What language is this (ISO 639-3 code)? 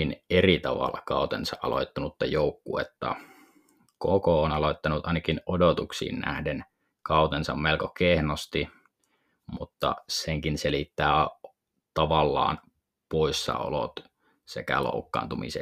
fin